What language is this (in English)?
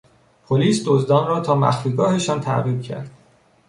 Persian